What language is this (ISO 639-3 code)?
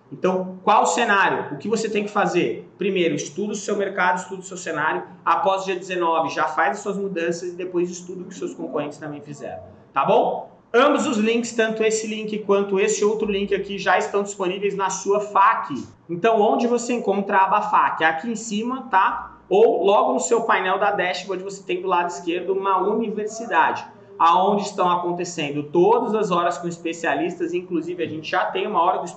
por